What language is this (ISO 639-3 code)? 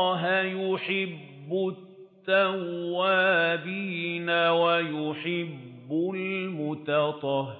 ara